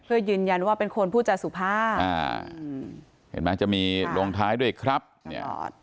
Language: Thai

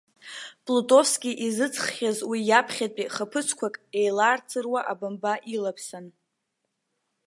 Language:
Abkhazian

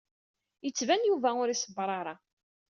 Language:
Kabyle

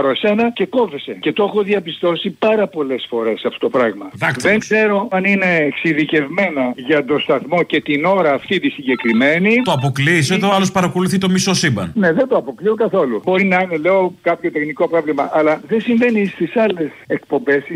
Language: Greek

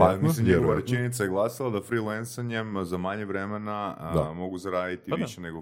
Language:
Croatian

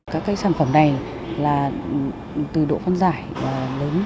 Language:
Vietnamese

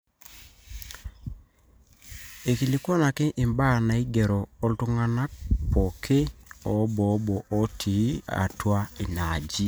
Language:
Masai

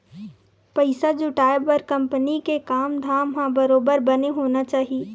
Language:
Chhattisgarhi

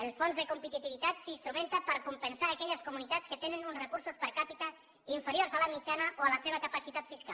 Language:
Catalan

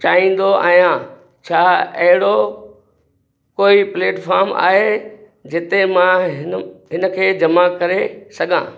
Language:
Sindhi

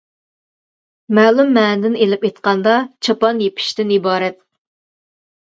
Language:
Uyghur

